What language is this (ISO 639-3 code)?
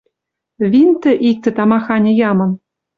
mrj